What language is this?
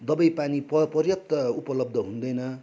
Nepali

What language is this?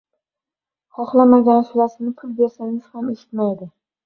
Uzbek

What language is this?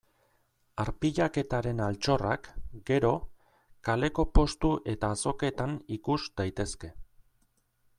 Basque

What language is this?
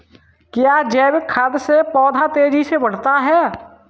Hindi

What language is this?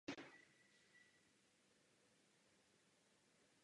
Czech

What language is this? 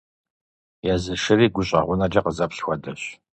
Kabardian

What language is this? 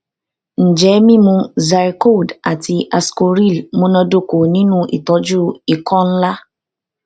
Yoruba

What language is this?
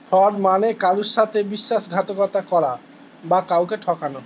Bangla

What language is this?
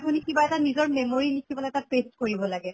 Assamese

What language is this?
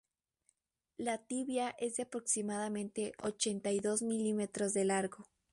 Spanish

